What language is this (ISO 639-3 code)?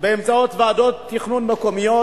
heb